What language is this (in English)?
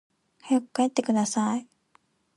Japanese